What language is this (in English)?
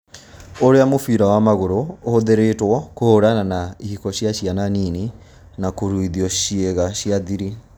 Kikuyu